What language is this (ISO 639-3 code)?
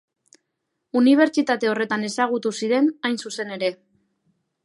eus